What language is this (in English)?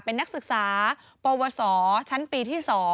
Thai